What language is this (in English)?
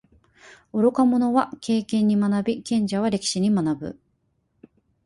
Japanese